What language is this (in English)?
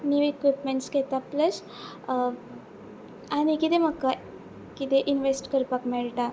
Konkani